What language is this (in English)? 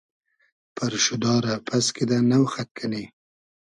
Hazaragi